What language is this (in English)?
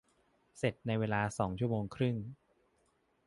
Thai